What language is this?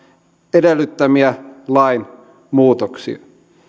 Finnish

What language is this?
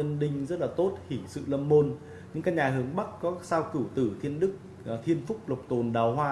Vietnamese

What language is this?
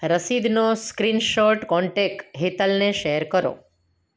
Gujarati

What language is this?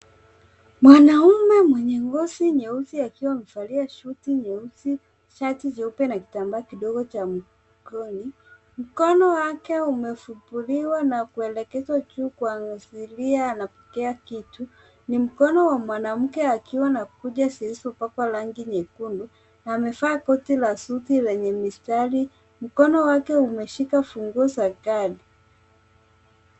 Swahili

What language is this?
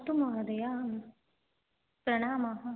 Sanskrit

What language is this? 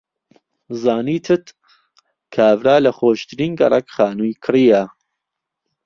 Central Kurdish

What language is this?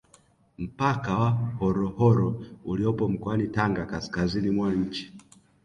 Swahili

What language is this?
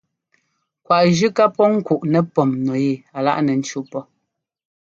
Ngomba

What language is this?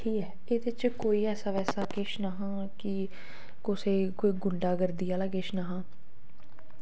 Dogri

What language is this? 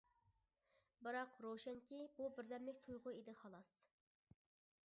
Uyghur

